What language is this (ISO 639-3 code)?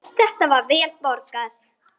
isl